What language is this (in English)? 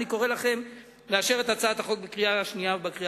Hebrew